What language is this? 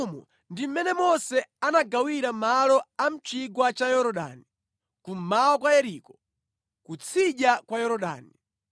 Nyanja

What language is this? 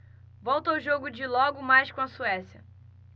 Portuguese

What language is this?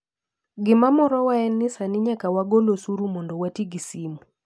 Luo (Kenya and Tanzania)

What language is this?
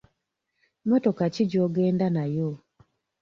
Ganda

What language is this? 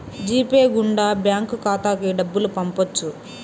Telugu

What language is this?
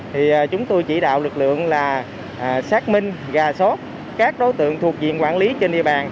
Vietnamese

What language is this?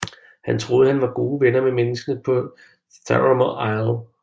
Danish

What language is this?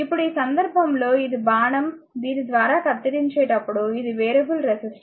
Telugu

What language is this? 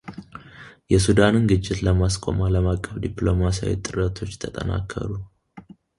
Amharic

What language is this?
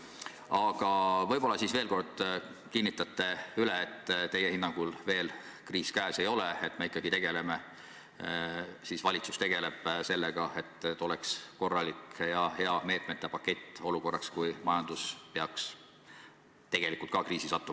Estonian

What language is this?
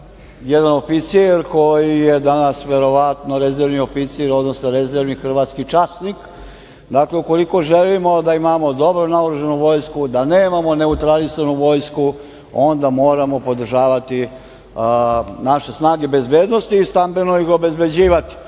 Serbian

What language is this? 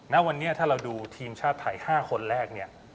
Thai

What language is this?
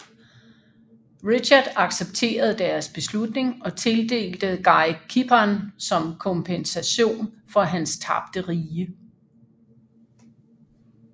Danish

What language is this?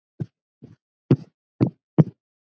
Icelandic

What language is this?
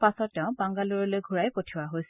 Assamese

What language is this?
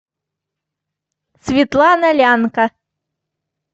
Russian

